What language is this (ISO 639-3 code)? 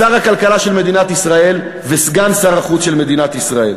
heb